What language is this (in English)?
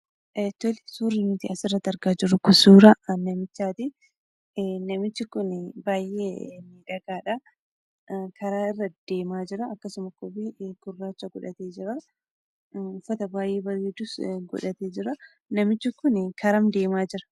Oromo